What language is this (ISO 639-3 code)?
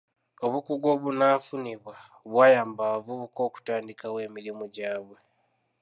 lug